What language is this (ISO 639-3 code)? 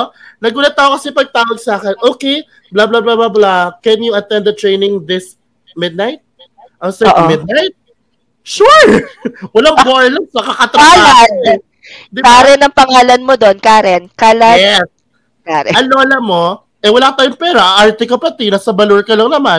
fil